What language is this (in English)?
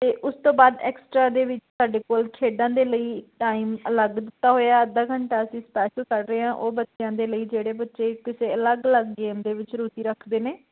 Punjabi